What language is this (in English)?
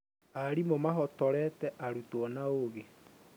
Kikuyu